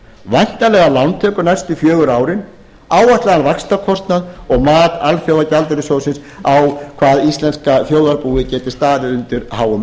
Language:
Icelandic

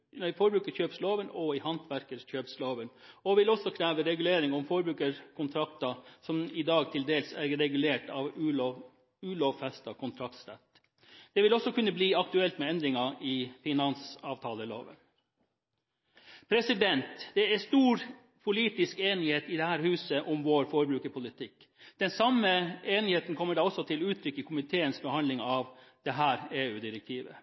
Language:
Norwegian Bokmål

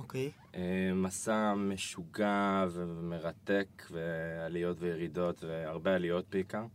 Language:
Hebrew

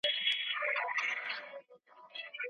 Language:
Pashto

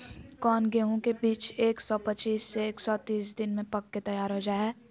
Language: Magahi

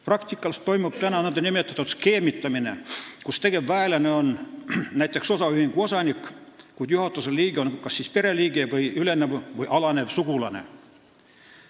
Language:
Estonian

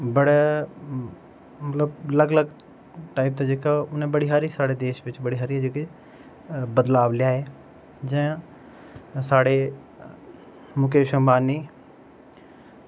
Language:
Dogri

